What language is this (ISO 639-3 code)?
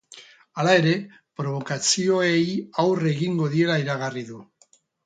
eus